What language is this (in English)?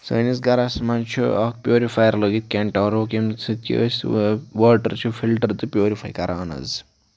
Kashmiri